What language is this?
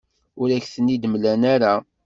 Kabyle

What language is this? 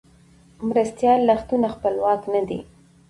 Pashto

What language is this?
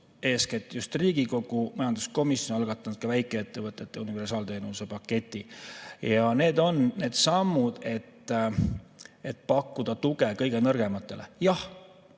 Estonian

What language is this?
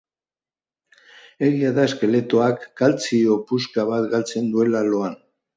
Basque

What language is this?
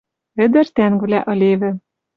Western Mari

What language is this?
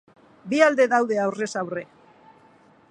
Basque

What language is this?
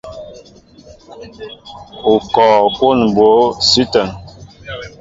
Mbo (Cameroon)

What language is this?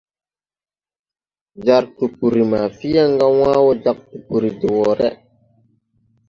Tupuri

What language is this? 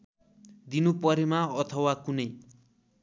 Nepali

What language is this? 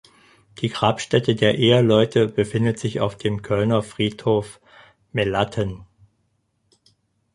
German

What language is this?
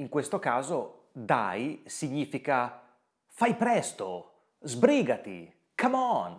Italian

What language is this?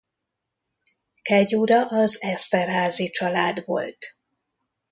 Hungarian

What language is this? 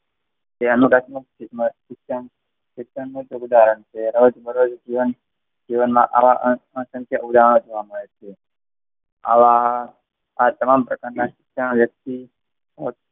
Gujarati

